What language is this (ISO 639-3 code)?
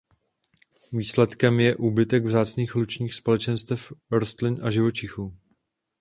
ces